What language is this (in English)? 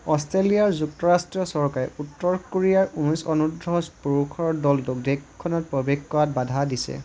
Assamese